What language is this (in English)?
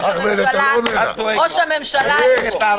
Hebrew